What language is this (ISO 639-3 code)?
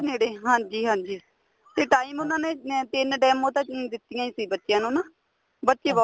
pan